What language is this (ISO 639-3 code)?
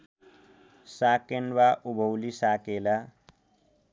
nep